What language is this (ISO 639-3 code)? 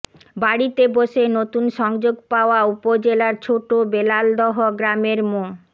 ben